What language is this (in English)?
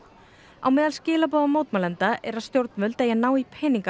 Icelandic